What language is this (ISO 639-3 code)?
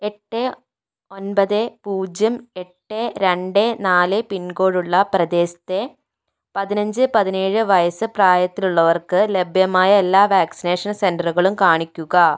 mal